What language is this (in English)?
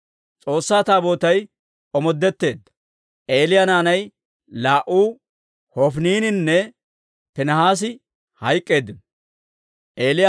Dawro